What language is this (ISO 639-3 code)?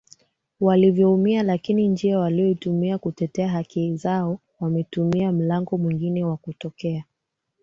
swa